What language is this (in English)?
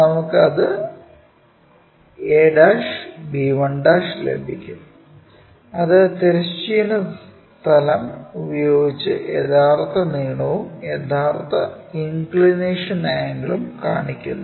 Malayalam